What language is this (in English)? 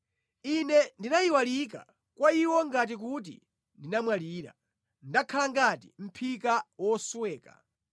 Nyanja